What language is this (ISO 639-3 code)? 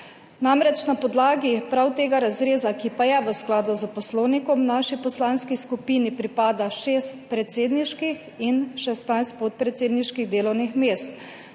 slv